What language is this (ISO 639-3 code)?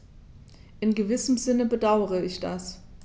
deu